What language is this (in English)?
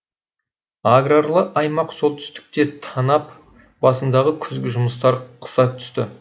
Kazakh